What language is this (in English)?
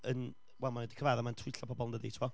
Welsh